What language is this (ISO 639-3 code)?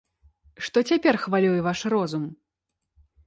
bel